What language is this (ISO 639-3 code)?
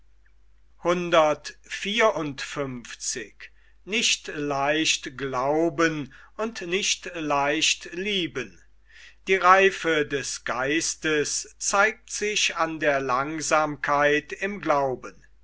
deu